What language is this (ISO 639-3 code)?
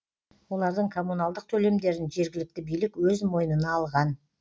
kaz